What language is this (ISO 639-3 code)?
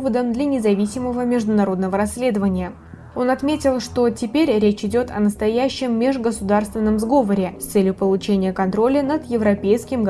rus